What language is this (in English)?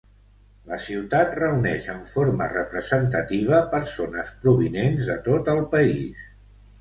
Catalan